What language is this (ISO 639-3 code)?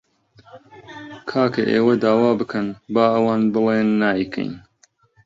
ckb